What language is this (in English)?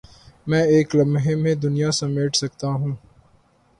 Urdu